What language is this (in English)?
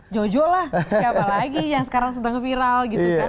Indonesian